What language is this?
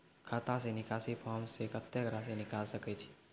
Maithili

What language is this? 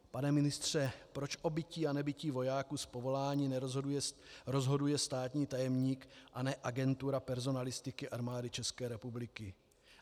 Czech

